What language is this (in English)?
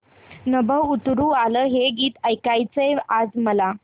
Marathi